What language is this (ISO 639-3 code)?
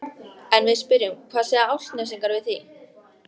isl